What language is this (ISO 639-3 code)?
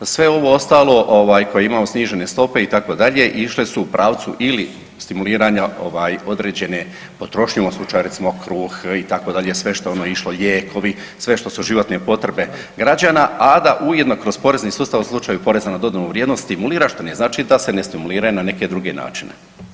hrv